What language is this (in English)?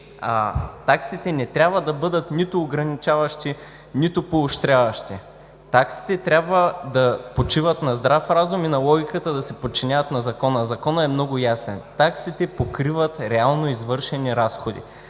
Bulgarian